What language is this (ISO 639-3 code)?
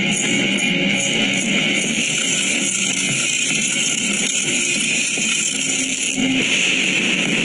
ind